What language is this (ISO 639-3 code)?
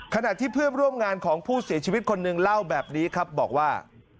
tha